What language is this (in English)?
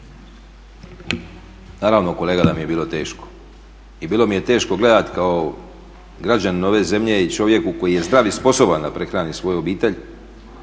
Croatian